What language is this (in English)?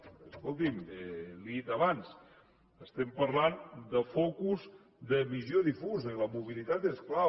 Catalan